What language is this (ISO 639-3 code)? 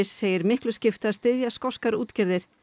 isl